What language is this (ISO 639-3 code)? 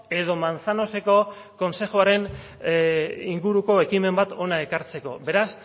eus